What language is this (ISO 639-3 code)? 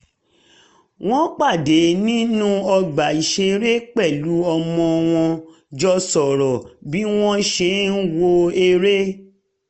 yor